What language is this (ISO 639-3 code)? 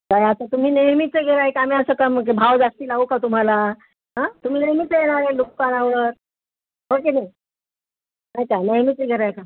mar